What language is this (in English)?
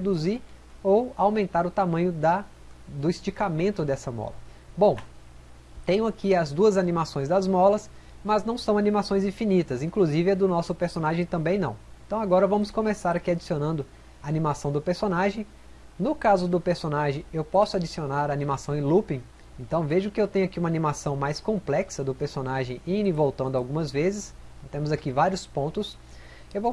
Portuguese